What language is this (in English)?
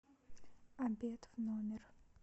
Russian